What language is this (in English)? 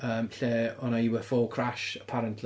Welsh